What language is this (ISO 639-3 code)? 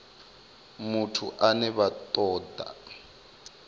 ven